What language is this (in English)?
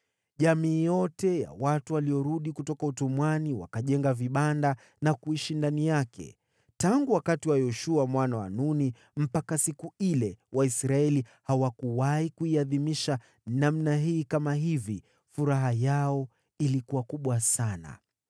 Swahili